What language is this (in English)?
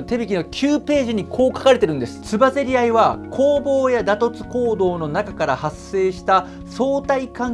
Japanese